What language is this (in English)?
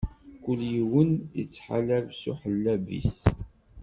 Kabyle